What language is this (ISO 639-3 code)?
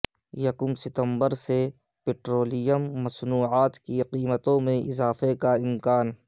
urd